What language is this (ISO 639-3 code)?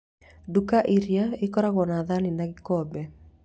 kik